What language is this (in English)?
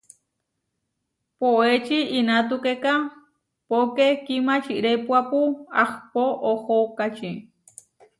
Huarijio